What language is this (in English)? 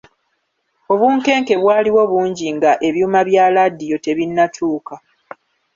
Ganda